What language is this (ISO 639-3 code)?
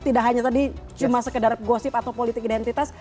ind